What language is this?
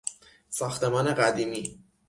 Persian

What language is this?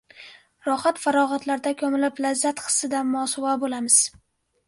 Uzbek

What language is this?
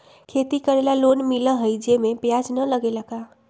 Magahi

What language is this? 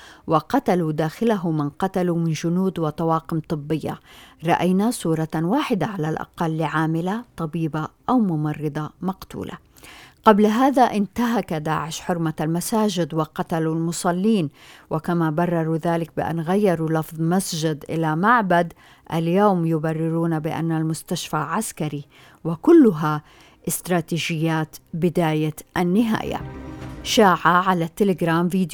Arabic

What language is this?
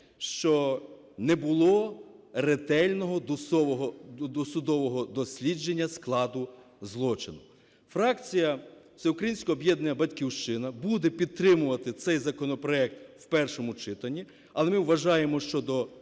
Ukrainian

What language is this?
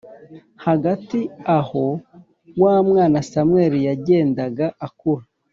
Kinyarwanda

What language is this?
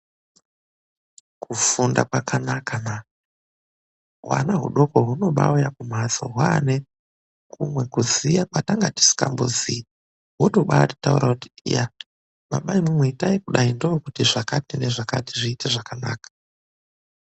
Ndau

